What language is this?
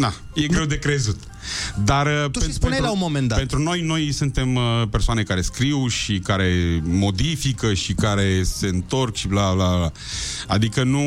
Romanian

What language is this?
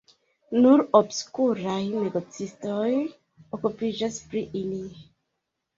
Esperanto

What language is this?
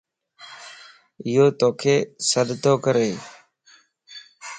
Lasi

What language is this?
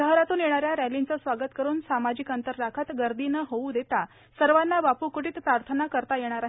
Marathi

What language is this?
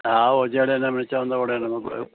Sindhi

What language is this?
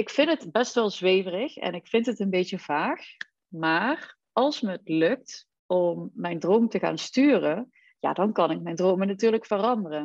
Dutch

